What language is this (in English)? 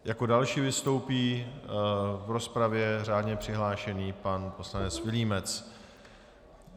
Czech